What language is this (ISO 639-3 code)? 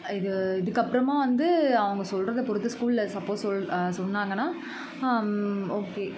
tam